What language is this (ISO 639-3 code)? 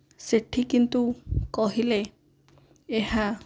ori